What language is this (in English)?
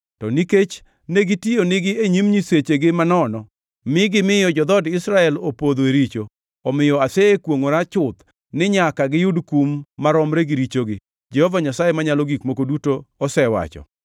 Luo (Kenya and Tanzania)